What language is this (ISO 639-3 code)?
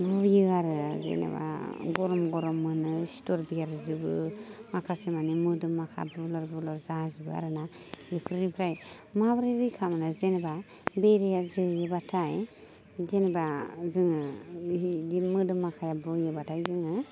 brx